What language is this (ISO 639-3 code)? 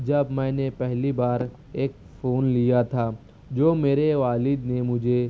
urd